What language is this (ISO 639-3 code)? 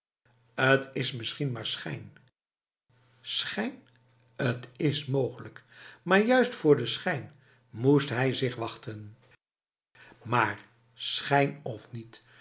nld